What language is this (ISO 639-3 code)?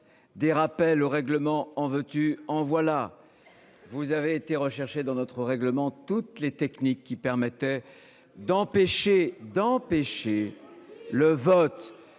fra